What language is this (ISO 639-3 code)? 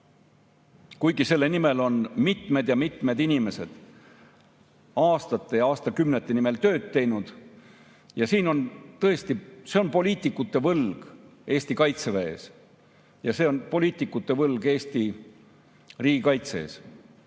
est